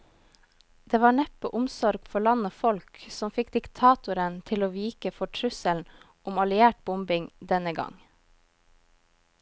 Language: Norwegian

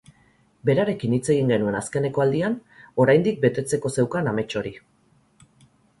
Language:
Basque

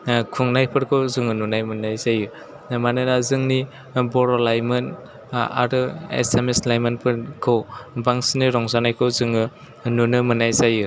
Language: Bodo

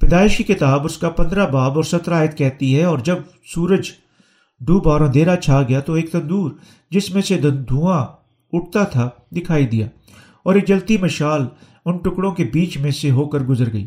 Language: Urdu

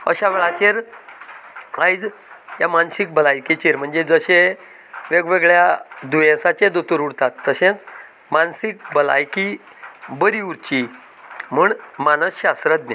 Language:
Konkani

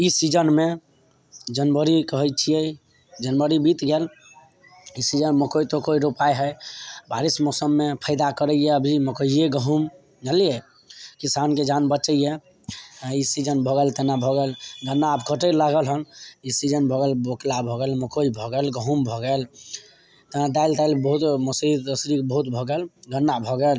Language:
Maithili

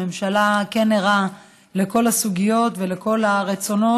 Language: Hebrew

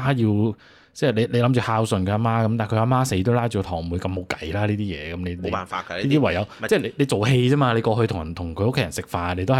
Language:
Chinese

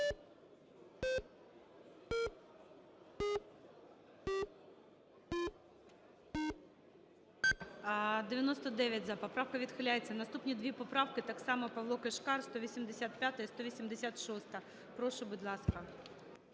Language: Ukrainian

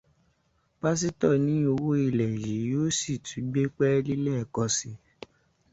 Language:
Yoruba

